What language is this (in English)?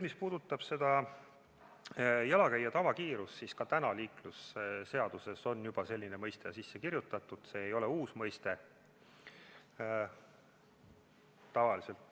Estonian